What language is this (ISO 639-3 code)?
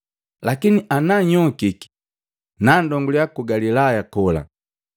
mgv